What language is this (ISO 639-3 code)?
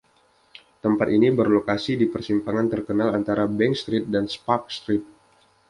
ind